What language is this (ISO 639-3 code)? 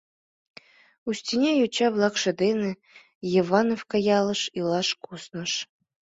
chm